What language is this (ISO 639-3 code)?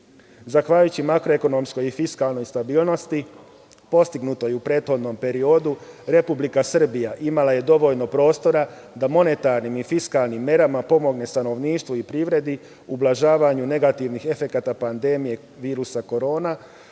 srp